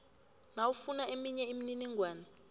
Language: South Ndebele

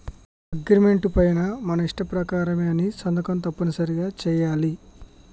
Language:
Telugu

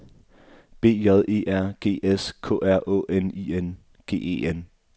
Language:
Danish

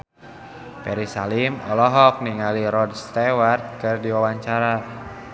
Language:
Sundanese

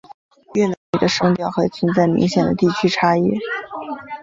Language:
Chinese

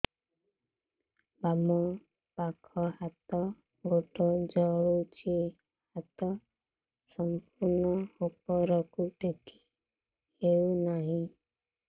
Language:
Odia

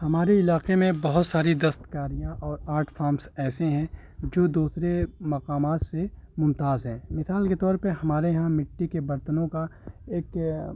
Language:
Urdu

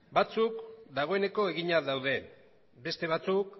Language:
Basque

